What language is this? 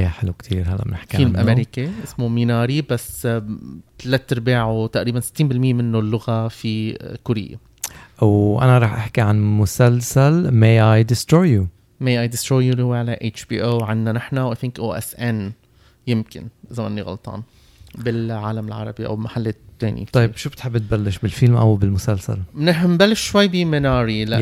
Arabic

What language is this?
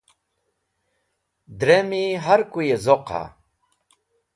Wakhi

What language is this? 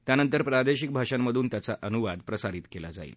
Marathi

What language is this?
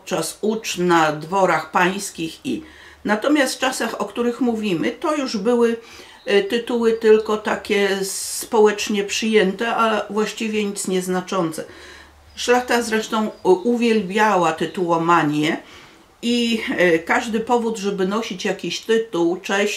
Polish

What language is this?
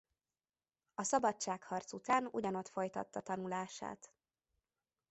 Hungarian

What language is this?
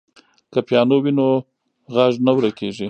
Pashto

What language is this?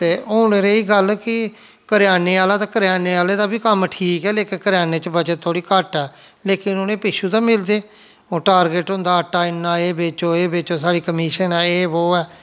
Dogri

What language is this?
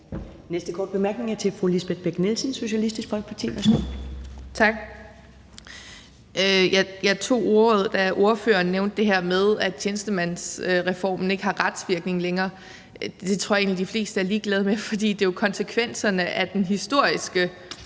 Danish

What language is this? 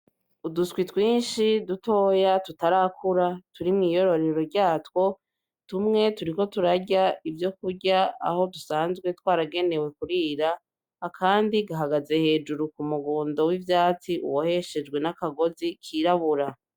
Rundi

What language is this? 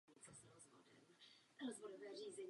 Czech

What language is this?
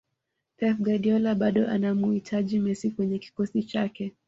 Swahili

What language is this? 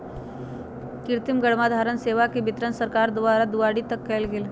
Magahi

